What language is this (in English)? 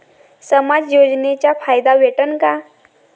Marathi